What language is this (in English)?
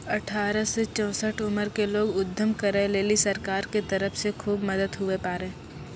Maithili